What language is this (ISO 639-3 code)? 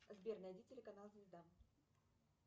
rus